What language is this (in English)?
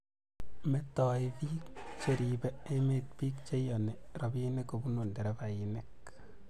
Kalenjin